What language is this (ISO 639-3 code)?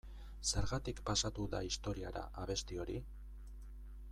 eus